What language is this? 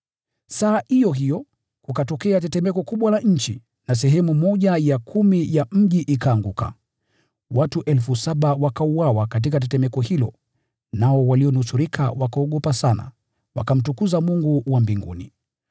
Swahili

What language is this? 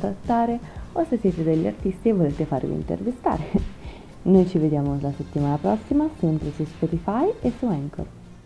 Italian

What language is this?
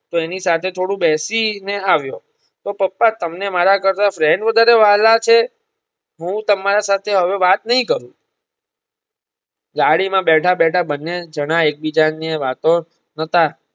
Gujarati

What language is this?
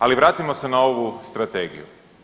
Croatian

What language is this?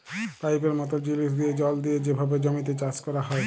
Bangla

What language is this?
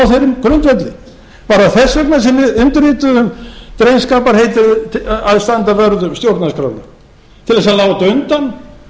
Icelandic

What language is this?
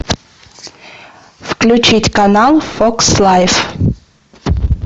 Russian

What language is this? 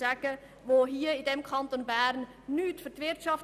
Swiss German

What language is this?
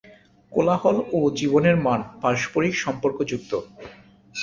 Bangla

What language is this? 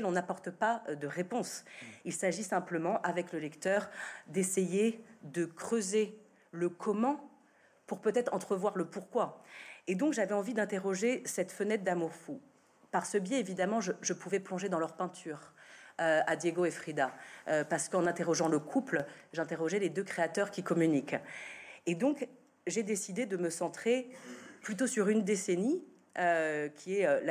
French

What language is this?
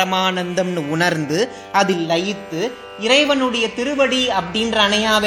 Tamil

